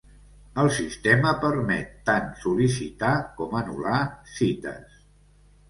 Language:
Catalan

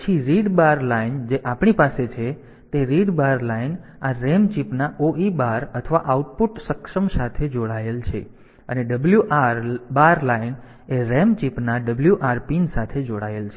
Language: Gujarati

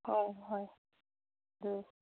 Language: Manipuri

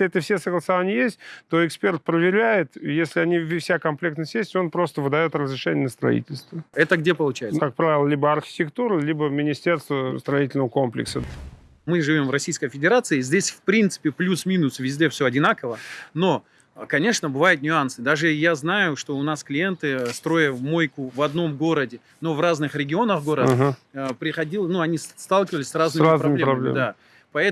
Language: Russian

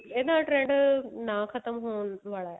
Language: Punjabi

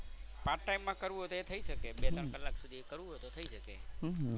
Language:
Gujarati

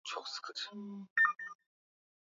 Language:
Swahili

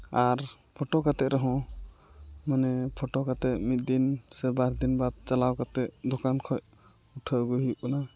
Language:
Santali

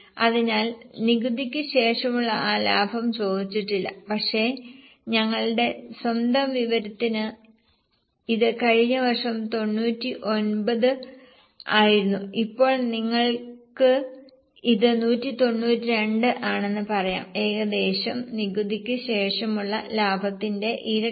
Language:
Malayalam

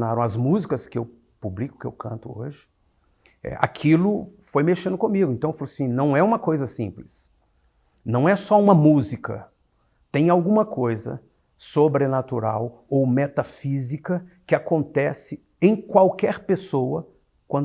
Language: Portuguese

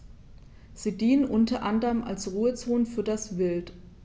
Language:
German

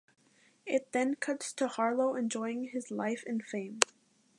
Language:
English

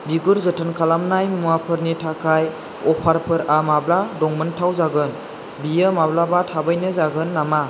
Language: Bodo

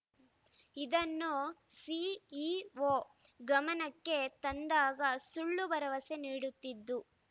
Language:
Kannada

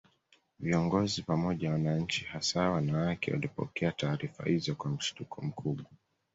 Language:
Swahili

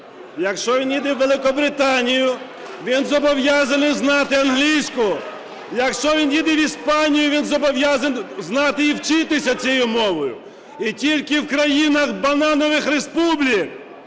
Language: Ukrainian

